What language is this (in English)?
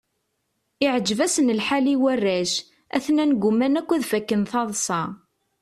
Kabyle